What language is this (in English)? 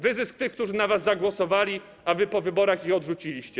Polish